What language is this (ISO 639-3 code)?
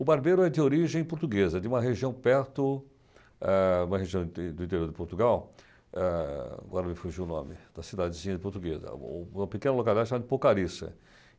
por